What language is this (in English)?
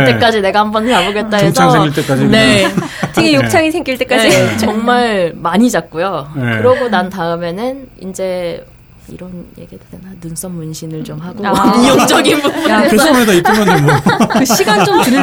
Korean